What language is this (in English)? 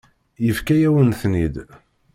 Kabyle